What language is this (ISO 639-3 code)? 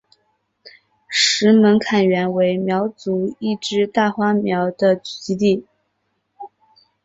zho